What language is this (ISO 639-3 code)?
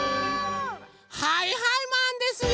jpn